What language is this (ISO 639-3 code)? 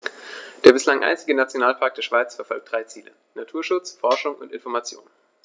deu